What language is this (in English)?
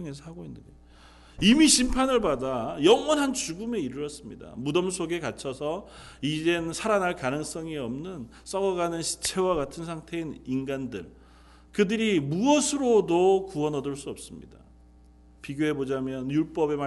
Korean